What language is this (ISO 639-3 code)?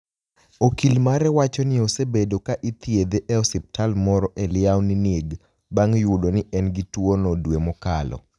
luo